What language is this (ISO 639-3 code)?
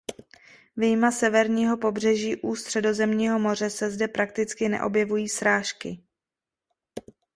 ces